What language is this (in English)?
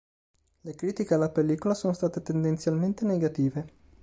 Italian